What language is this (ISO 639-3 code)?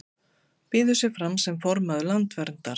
isl